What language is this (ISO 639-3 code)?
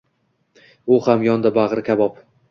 uzb